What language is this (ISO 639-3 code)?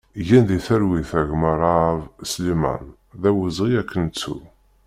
kab